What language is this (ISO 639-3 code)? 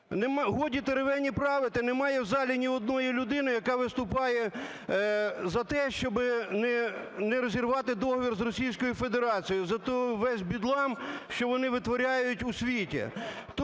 ukr